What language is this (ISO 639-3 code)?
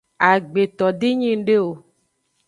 ajg